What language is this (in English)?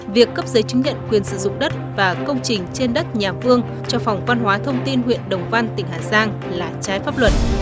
Vietnamese